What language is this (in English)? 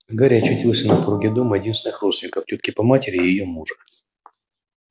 Russian